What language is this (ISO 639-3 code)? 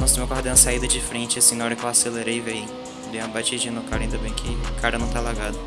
por